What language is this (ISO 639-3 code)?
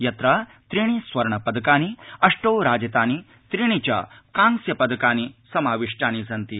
san